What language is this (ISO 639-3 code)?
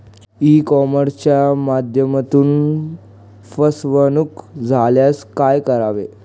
mar